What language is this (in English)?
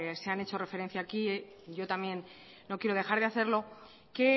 Spanish